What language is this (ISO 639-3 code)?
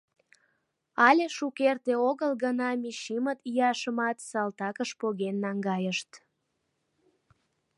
chm